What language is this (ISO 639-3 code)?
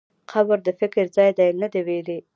pus